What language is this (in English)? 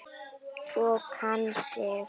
Icelandic